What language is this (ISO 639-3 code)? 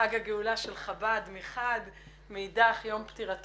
heb